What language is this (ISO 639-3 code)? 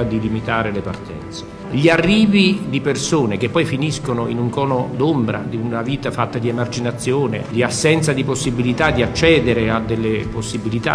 ita